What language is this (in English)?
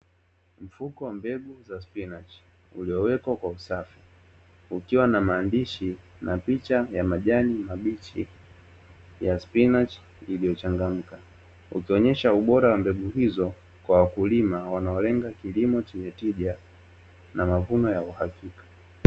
Swahili